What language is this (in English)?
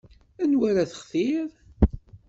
Kabyle